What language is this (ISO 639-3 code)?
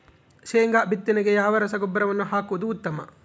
kan